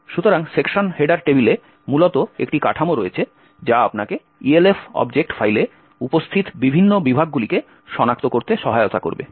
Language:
Bangla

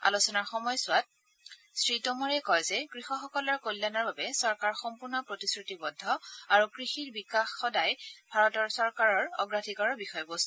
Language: Assamese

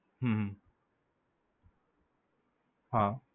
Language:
Gujarati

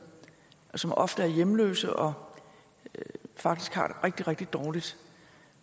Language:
Danish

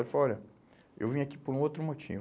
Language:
Portuguese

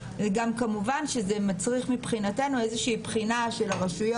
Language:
Hebrew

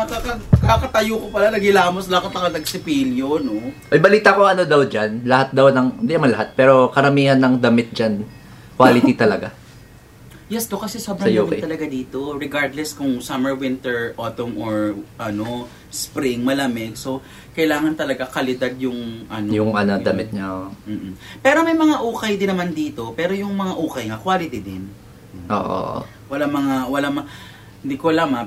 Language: Filipino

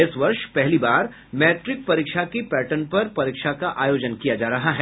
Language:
Hindi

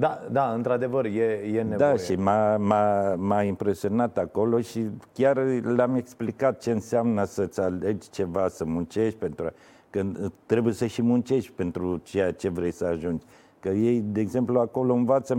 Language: Romanian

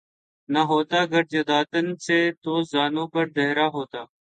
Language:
Urdu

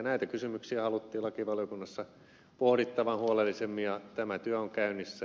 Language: Finnish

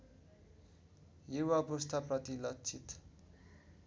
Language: Nepali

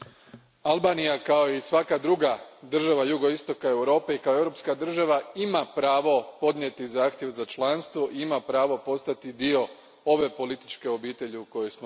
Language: Croatian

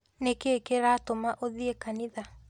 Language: Kikuyu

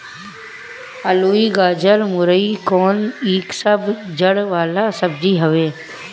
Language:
Bhojpuri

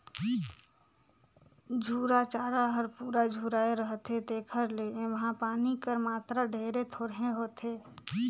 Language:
Chhattisgarhi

